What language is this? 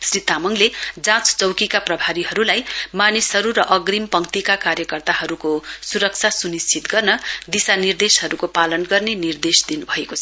Nepali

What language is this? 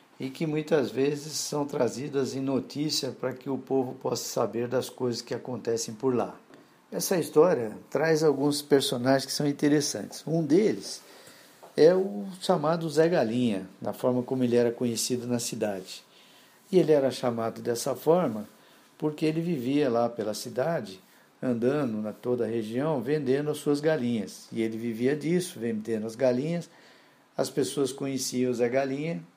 Portuguese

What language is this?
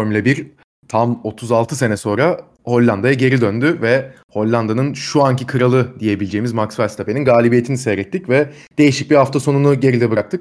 Turkish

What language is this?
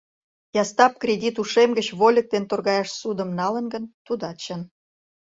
Mari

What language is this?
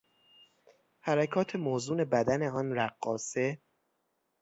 Persian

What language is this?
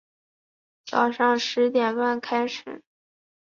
Chinese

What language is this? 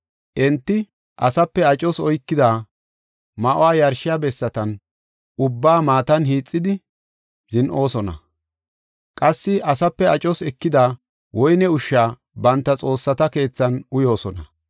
Gofa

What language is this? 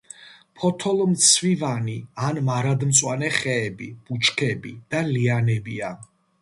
Georgian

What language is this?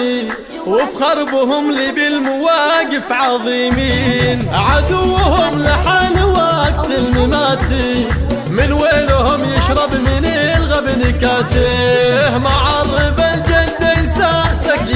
Arabic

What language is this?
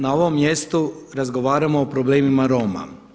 Croatian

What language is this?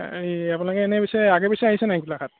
Assamese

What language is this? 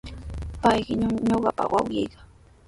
Sihuas Ancash Quechua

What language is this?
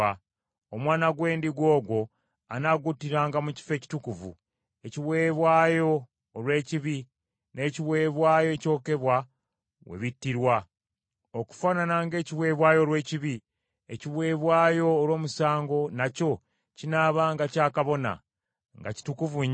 Ganda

